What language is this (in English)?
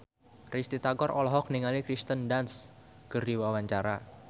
Sundanese